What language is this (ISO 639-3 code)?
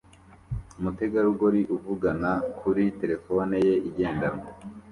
kin